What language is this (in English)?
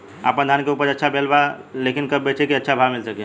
Bhojpuri